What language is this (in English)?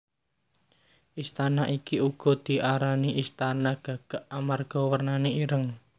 Javanese